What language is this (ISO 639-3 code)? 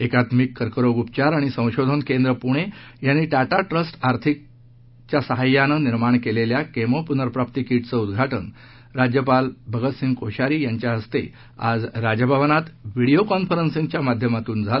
mar